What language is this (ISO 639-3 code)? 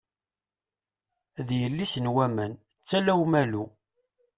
kab